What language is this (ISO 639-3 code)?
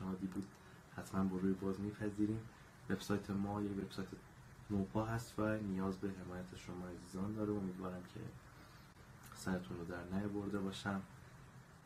fas